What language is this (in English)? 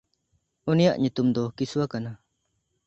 Santali